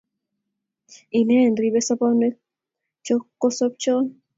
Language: Kalenjin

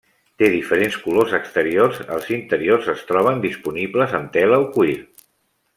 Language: Catalan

